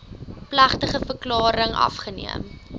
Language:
Afrikaans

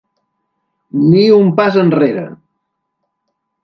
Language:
Catalan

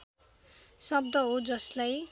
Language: Nepali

